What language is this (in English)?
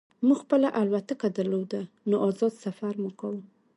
Pashto